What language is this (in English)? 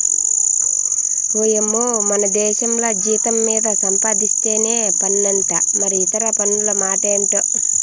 Telugu